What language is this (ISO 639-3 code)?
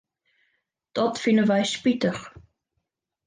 fry